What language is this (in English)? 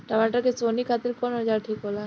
Bhojpuri